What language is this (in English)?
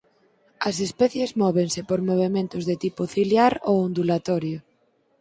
Galician